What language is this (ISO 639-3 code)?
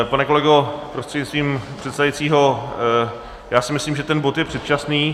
ces